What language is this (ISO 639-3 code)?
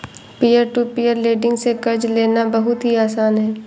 hin